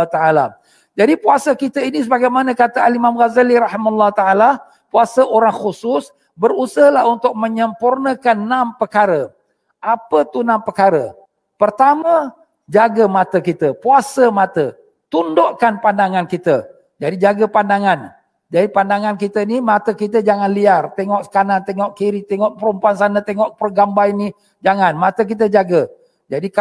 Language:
Malay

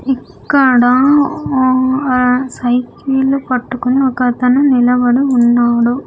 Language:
Telugu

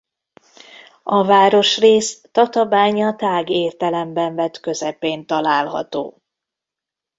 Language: Hungarian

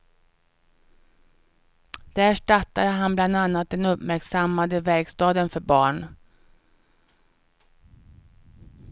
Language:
Swedish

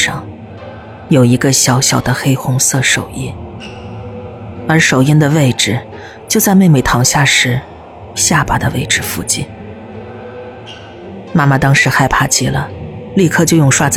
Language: Chinese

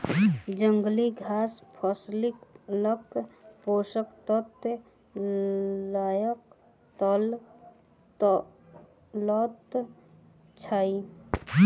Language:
Maithili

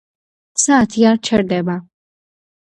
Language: Georgian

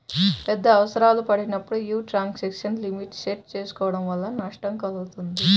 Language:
Telugu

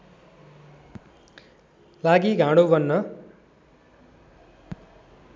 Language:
Nepali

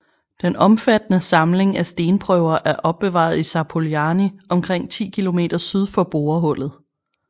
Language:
Danish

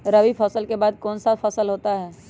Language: Magahi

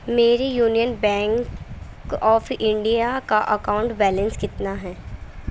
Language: Urdu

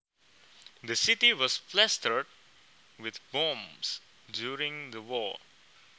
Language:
Javanese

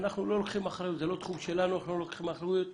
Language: Hebrew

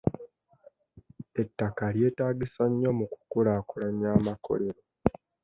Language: Ganda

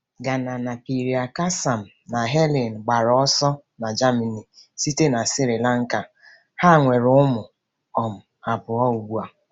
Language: Igbo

